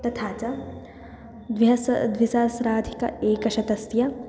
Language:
Sanskrit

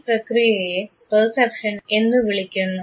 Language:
Malayalam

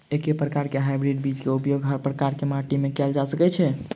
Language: Maithili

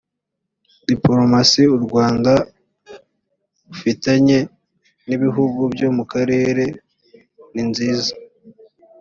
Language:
Kinyarwanda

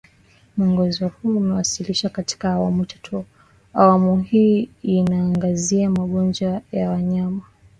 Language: Swahili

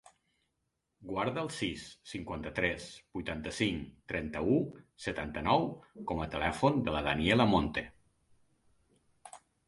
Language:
Catalan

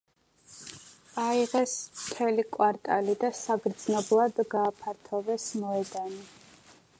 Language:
Georgian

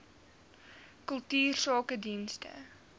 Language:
Afrikaans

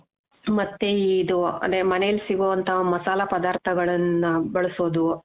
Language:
Kannada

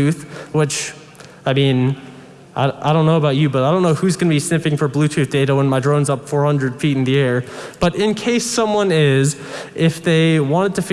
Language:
English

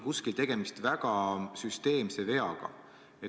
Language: Estonian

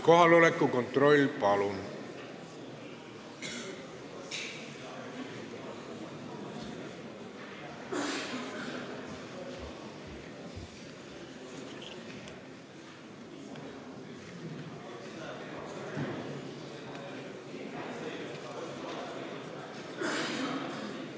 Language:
Estonian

